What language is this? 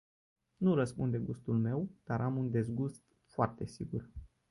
Romanian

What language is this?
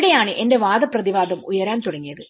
Malayalam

